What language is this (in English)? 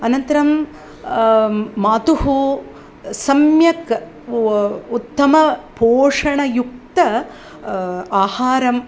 Sanskrit